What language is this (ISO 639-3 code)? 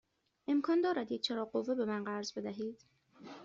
fas